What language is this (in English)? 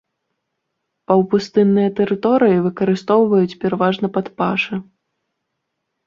Belarusian